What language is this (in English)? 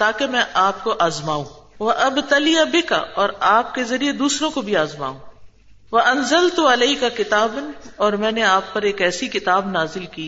Urdu